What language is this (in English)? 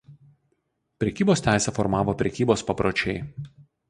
Lithuanian